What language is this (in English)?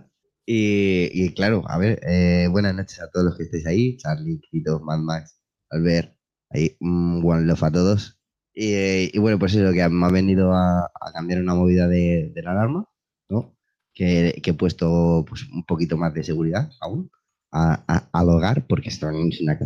Spanish